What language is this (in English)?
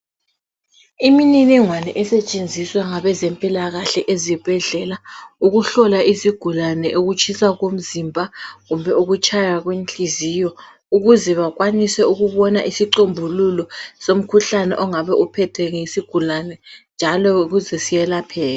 North Ndebele